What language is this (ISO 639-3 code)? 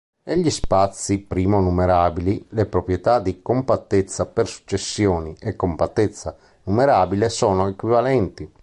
ita